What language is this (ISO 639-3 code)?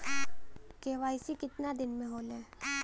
bho